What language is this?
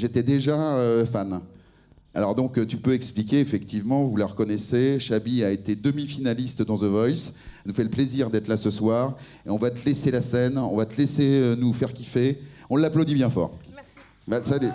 French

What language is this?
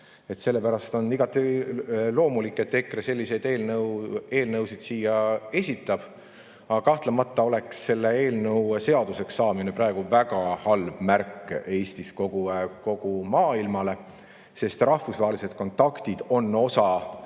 Estonian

